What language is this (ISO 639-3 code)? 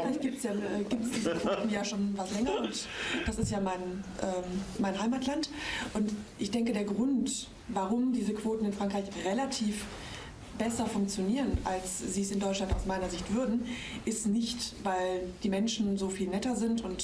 deu